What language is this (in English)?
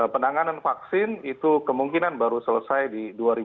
Indonesian